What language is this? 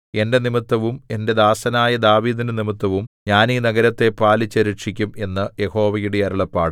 Malayalam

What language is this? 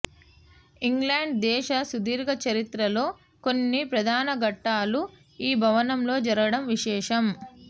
Telugu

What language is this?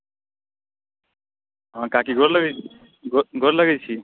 Maithili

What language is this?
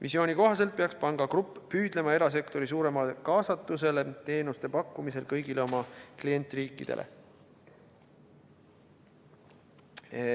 Estonian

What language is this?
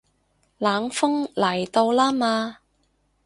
Cantonese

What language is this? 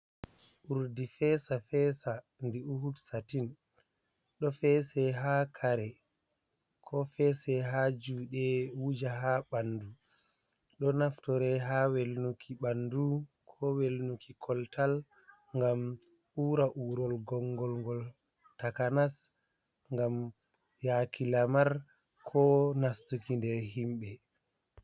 Fula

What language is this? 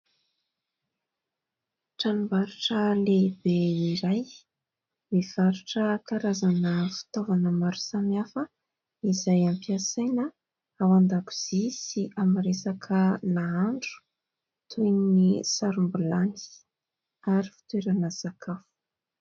Malagasy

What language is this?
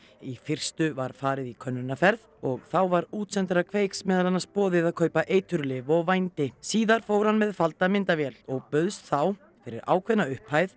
Icelandic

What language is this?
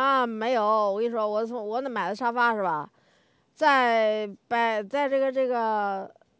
Chinese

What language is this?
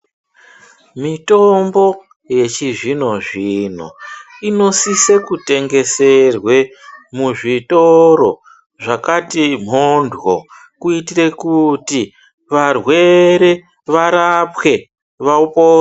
Ndau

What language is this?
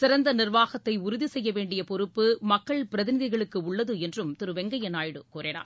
Tamil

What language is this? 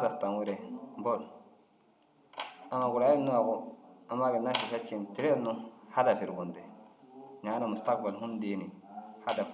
Dazaga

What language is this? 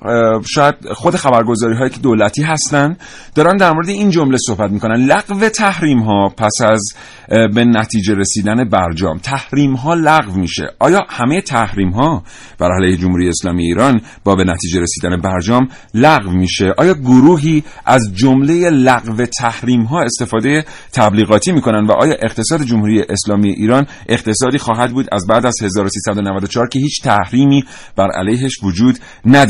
Persian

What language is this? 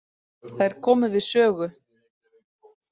Icelandic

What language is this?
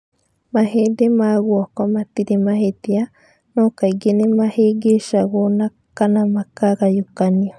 Kikuyu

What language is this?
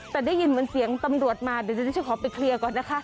Thai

